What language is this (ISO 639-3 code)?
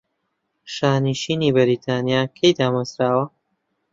ckb